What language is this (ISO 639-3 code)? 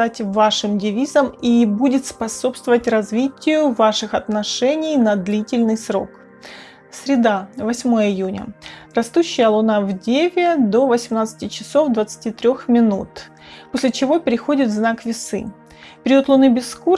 rus